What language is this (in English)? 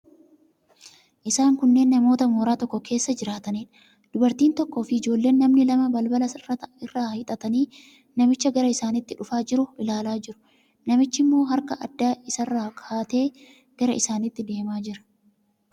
Oromo